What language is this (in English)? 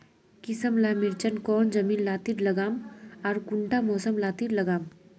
Magahi